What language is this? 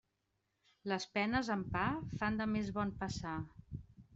Catalan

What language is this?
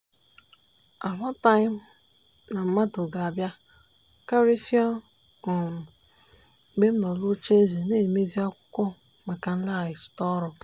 Igbo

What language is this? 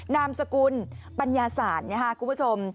Thai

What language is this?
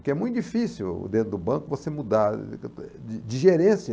Portuguese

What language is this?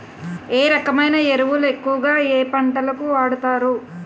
Telugu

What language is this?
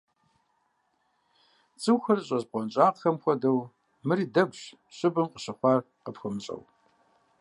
Kabardian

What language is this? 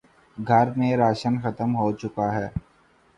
Urdu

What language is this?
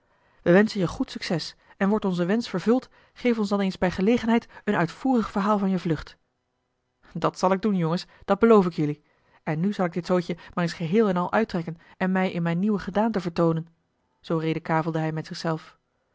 Dutch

